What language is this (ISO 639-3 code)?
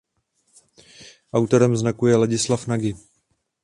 ces